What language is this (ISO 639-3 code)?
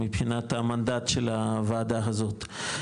heb